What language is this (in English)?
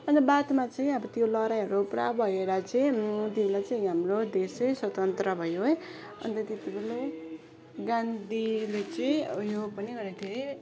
Nepali